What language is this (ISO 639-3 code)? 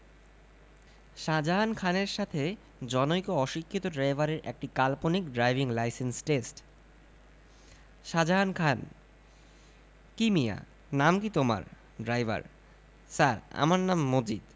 ben